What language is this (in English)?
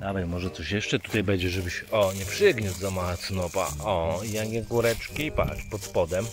Polish